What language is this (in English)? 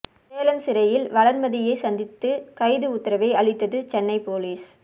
Tamil